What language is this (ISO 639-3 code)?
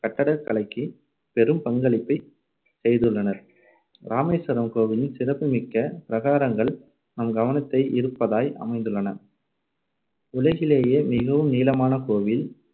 tam